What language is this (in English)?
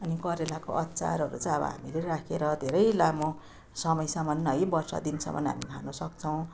Nepali